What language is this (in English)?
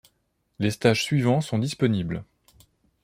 French